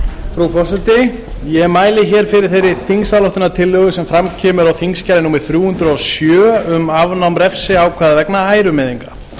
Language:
Icelandic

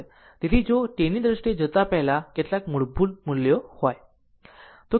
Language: Gujarati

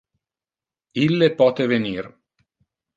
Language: Interlingua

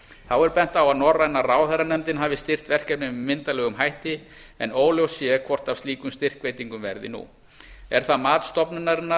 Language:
Icelandic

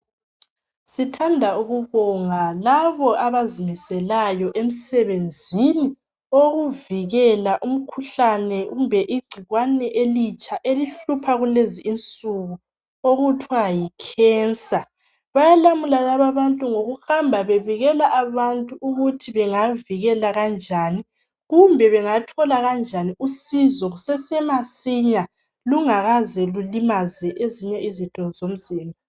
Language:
North Ndebele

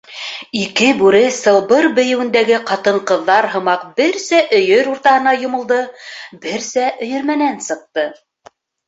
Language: Bashkir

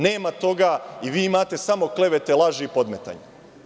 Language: Serbian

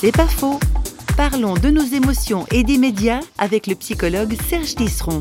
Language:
French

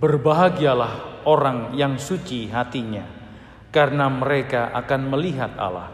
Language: Indonesian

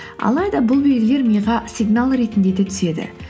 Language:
Kazakh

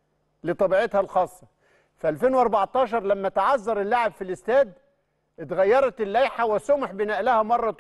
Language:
Arabic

